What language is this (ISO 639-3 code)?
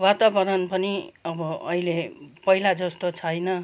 nep